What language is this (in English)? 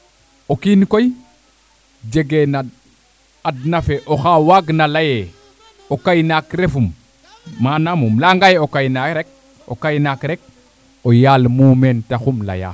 Serer